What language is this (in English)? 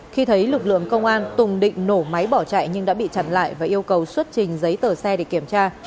Vietnamese